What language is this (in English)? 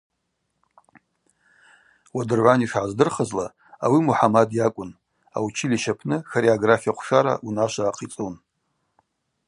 Abaza